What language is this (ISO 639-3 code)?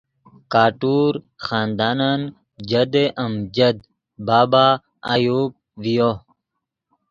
ydg